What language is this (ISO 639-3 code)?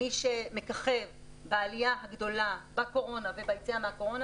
heb